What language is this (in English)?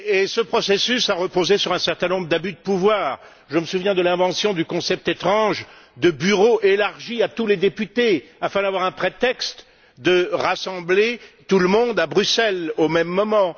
French